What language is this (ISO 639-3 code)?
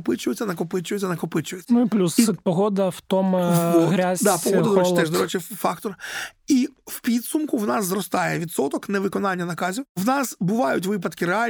ukr